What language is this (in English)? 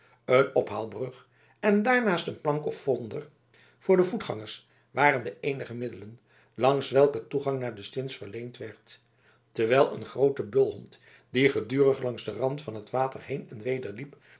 Dutch